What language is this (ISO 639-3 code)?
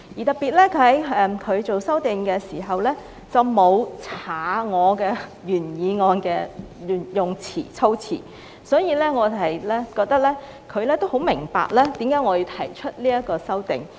yue